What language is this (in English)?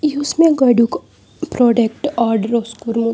Kashmiri